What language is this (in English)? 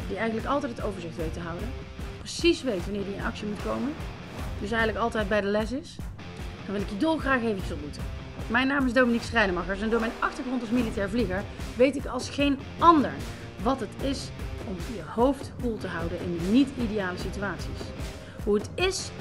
Dutch